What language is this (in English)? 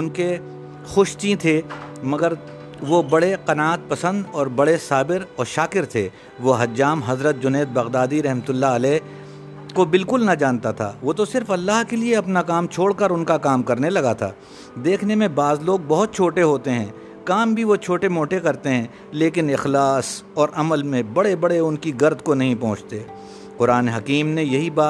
Urdu